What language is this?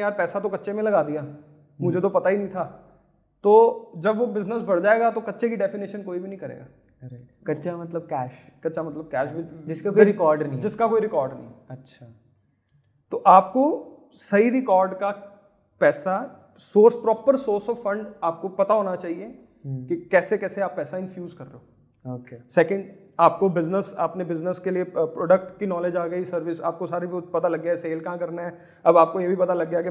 Hindi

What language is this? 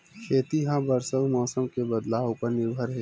Chhattisgarhi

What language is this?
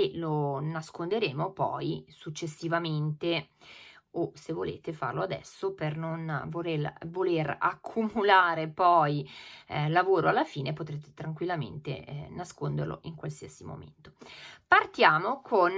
Italian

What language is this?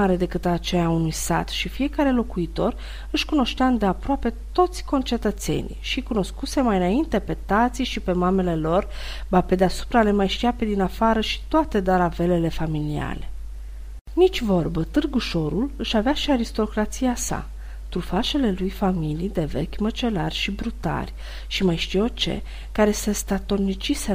Romanian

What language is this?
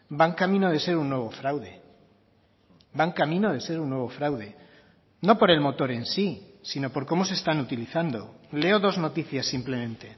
Spanish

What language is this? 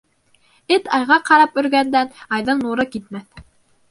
Bashkir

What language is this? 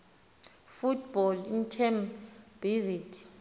Xhosa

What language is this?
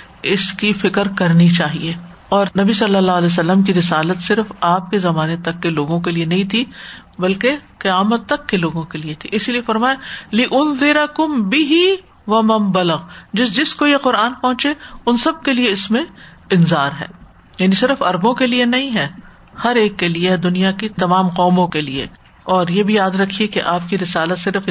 Urdu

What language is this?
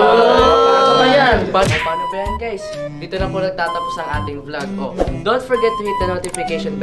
Filipino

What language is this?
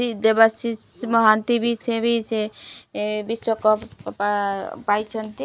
Odia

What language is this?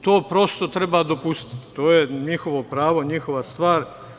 Serbian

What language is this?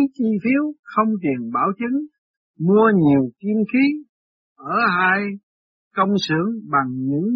Vietnamese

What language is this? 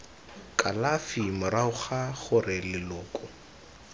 Tswana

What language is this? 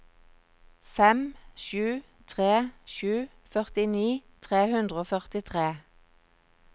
Norwegian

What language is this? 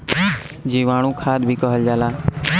Bhojpuri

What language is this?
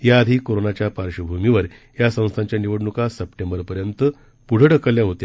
Marathi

